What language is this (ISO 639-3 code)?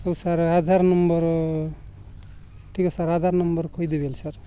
ori